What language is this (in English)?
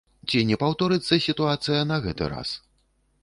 Belarusian